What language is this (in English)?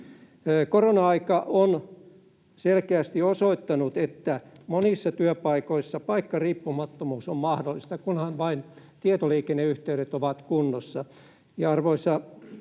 Finnish